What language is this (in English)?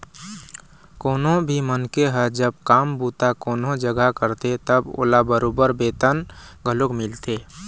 Chhattisgarhi